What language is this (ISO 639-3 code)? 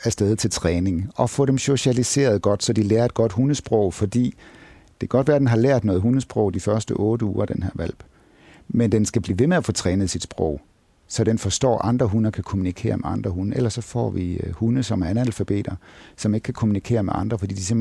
dan